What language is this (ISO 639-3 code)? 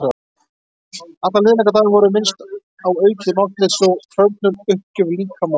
isl